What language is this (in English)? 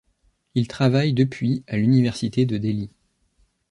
French